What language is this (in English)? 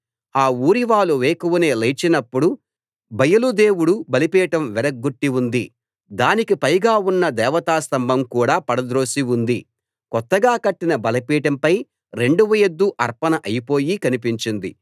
Telugu